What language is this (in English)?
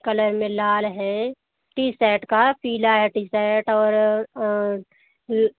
Hindi